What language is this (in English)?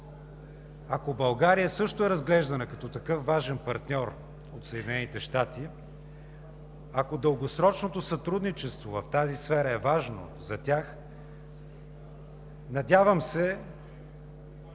Bulgarian